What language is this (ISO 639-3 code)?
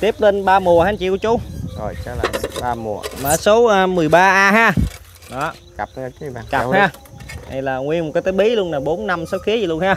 vie